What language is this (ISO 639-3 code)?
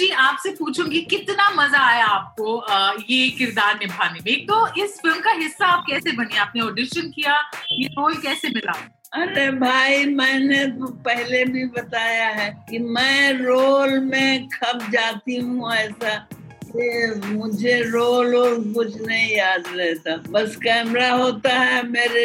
hin